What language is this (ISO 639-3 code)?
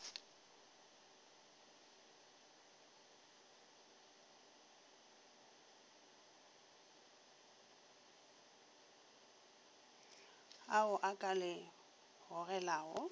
nso